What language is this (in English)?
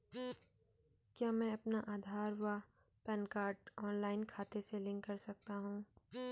Hindi